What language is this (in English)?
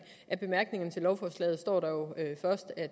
Danish